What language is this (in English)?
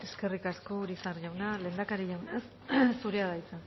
Basque